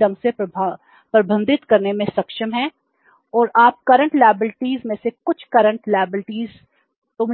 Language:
Hindi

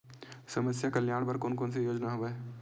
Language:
Chhattisgarhi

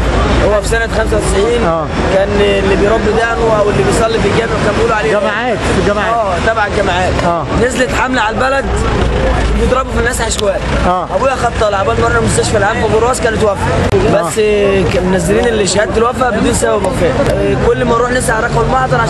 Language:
Arabic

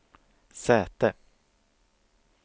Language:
Swedish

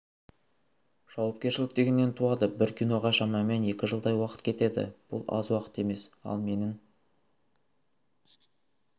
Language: Kazakh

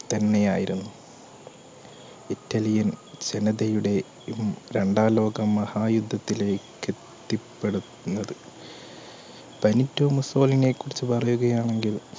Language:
Malayalam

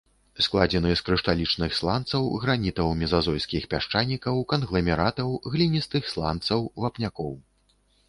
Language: Belarusian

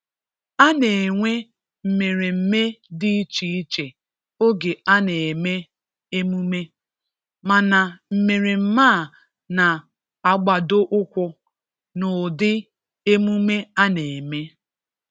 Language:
Igbo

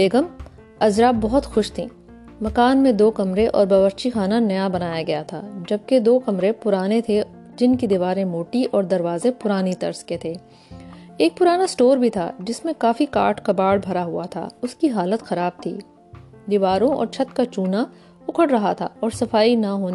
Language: Urdu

